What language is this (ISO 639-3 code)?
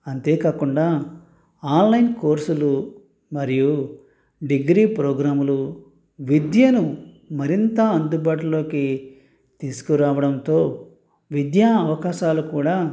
tel